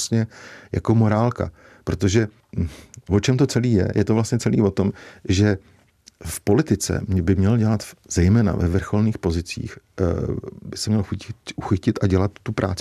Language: Czech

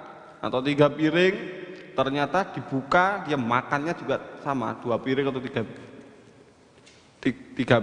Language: Indonesian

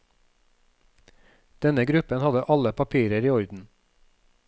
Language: Norwegian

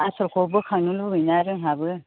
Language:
Bodo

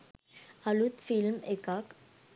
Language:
Sinhala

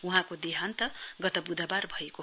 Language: Nepali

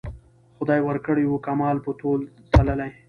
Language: Pashto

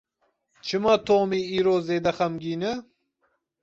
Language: Kurdish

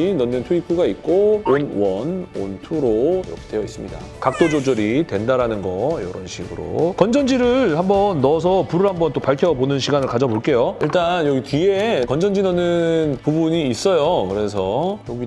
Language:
Korean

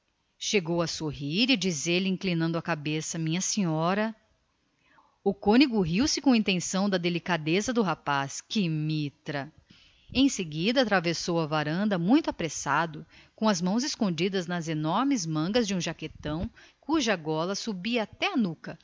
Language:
Portuguese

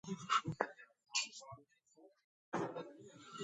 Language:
Georgian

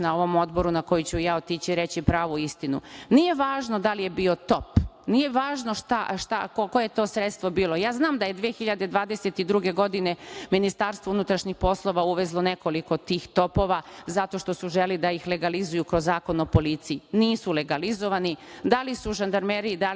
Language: Serbian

